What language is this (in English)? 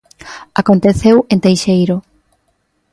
Galician